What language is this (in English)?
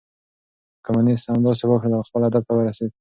Pashto